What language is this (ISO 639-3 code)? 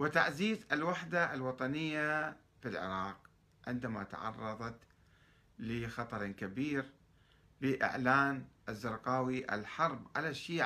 ara